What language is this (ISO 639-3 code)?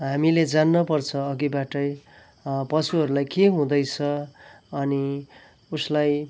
nep